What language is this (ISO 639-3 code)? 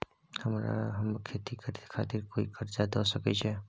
mai